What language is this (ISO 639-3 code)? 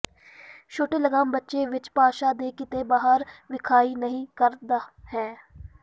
pan